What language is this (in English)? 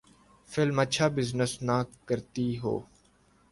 Urdu